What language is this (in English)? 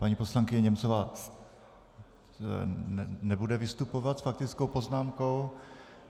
Czech